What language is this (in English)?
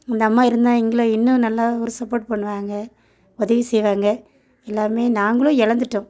Tamil